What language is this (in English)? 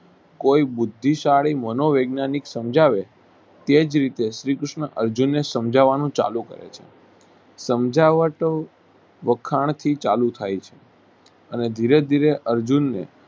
Gujarati